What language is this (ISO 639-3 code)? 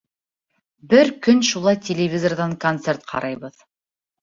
bak